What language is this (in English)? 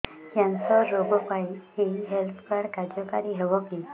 Odia